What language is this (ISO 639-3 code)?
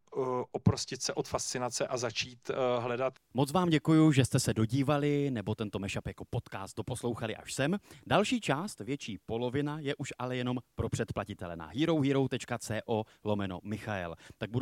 ces